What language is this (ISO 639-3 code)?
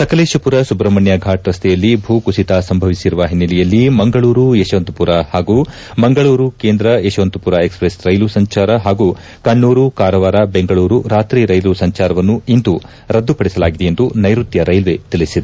kan